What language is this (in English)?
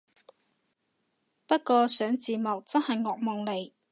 Cantonese